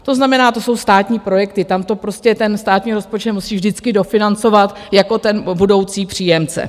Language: Czech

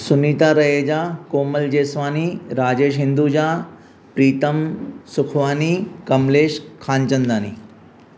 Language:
Sindhi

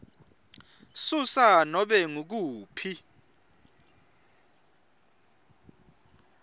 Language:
Swati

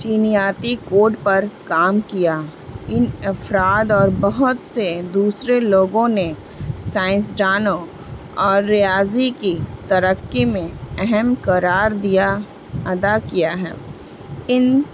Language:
Urdu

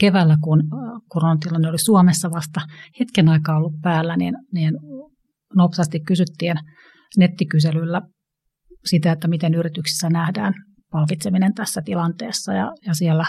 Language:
Finnish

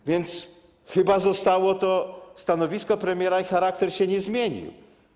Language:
Polish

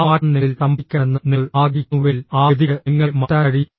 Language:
Malayalam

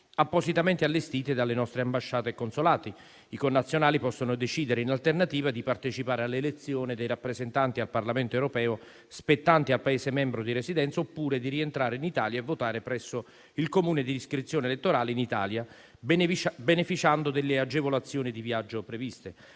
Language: Italian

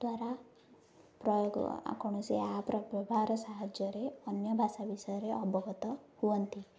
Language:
Odia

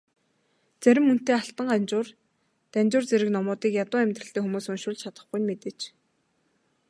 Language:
Mongolian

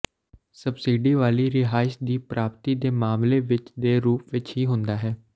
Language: Punjabi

